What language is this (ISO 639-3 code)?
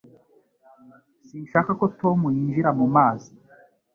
kin